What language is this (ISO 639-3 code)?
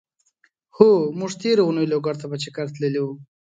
pus